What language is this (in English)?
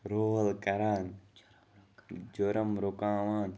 Kashmiri